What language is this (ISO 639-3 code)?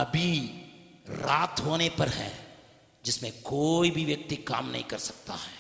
hin